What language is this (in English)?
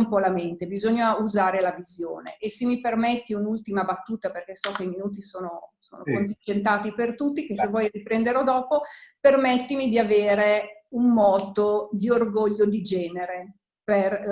Italian